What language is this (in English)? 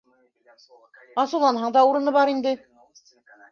Bashkir